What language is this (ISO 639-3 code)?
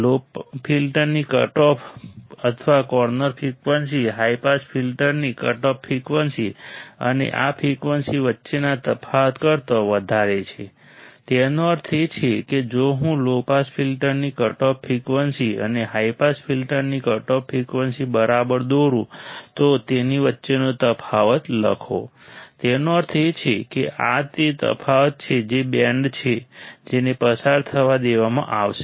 guj